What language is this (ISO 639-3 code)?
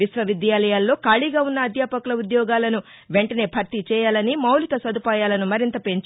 tel